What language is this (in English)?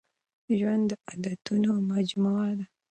Pashto